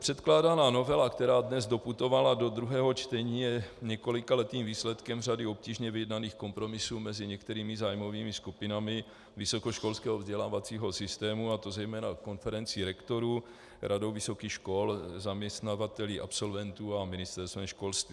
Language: Czech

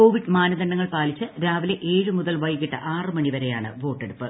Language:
Malayalam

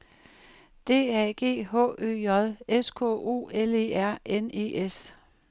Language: Danish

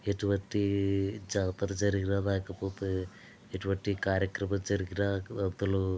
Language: Telugu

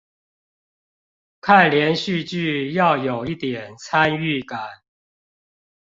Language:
Chinese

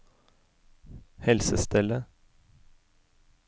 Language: Norwegian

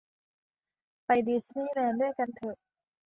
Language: Thai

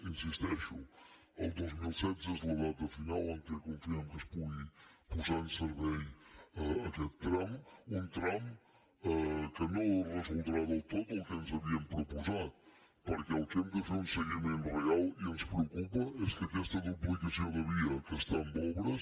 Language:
Catalan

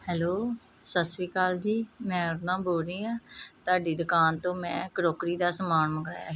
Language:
Punjabi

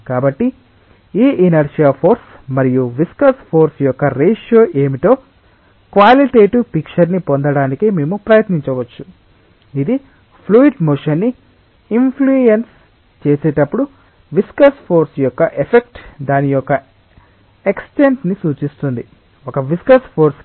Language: Telugu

